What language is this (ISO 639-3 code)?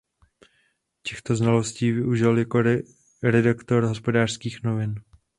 ces